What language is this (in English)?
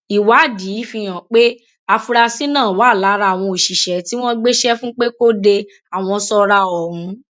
Yoruba